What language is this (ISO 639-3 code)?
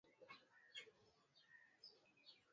swa